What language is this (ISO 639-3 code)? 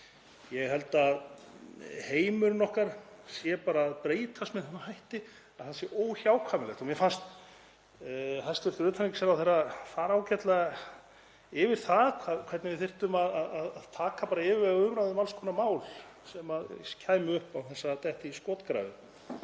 isl